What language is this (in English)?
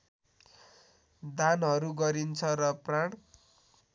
Nepali